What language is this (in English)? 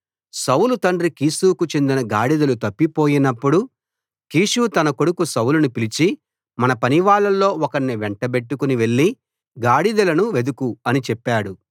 Telugu